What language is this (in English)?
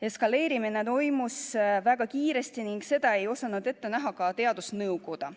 Estonian